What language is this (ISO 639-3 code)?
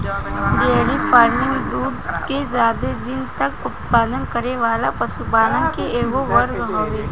bho